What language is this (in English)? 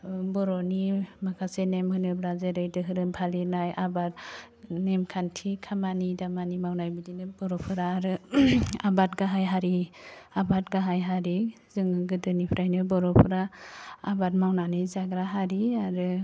Bodo